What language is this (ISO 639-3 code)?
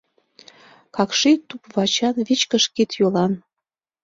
chm